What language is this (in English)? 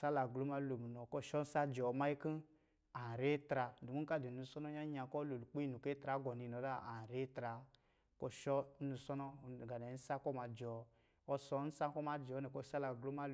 Lijili